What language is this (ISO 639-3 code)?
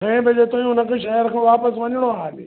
snd